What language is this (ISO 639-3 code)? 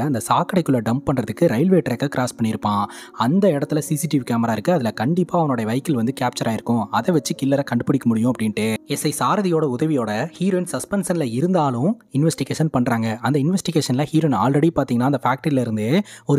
tam